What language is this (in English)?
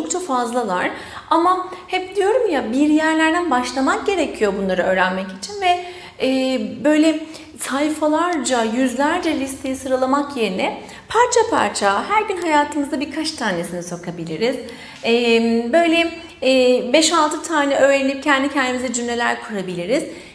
Turkish